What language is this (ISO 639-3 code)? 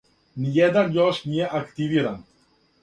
srp